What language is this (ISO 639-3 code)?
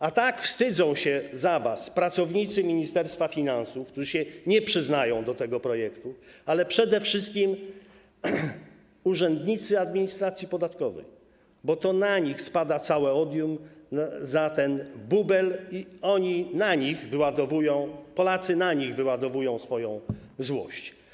pol